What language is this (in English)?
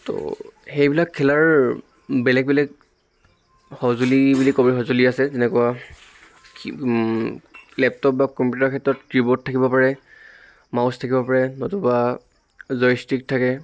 Assamese